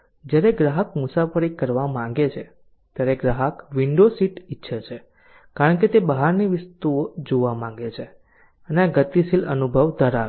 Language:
Gujarati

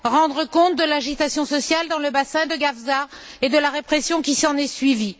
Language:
French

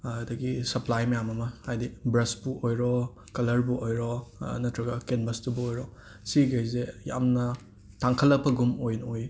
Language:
Manipuri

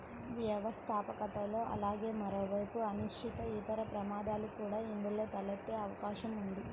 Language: Telugu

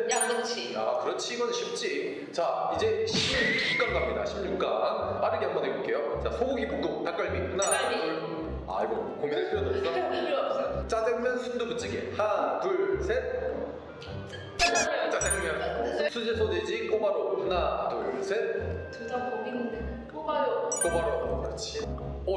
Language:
Korean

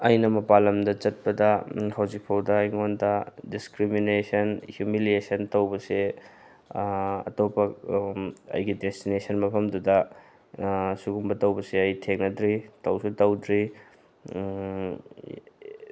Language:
Manipuri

